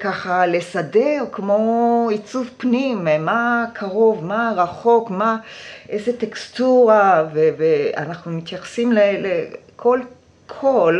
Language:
Hebrew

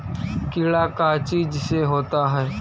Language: Magahi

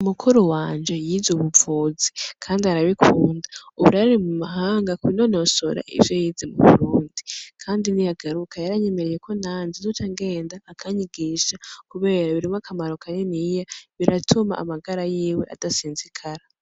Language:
Rundi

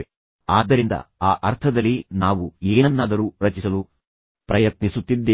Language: Kannada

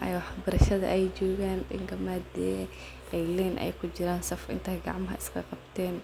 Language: Somali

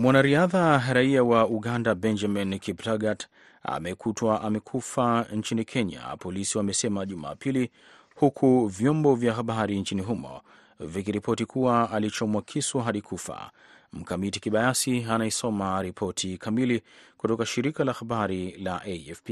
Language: Swahili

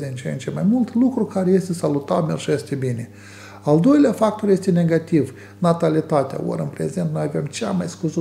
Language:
Romanian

